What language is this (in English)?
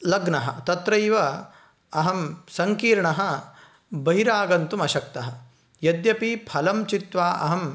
Sanskrit